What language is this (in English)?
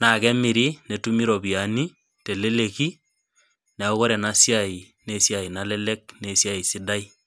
Masai